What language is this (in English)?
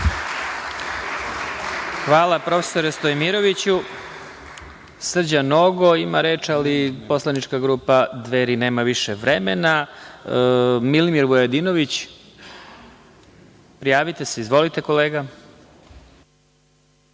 Serbian